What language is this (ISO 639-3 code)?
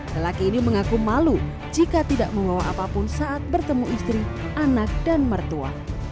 ind